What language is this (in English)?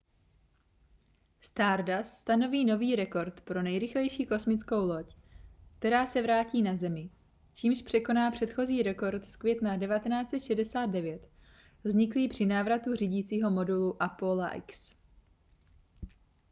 Czech